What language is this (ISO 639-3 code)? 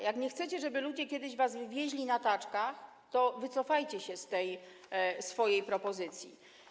pol